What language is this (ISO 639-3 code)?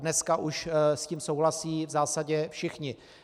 ces